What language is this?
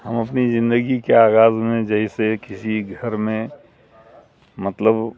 Urdu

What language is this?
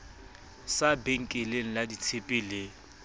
Southern Sotho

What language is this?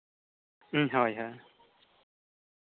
Santali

